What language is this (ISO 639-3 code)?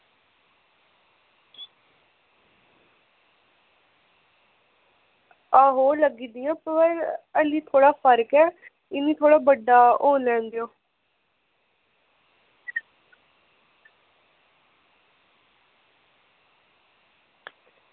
doi